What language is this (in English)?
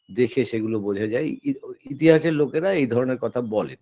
Bangla